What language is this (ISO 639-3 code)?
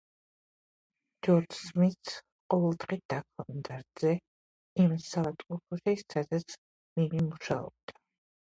kat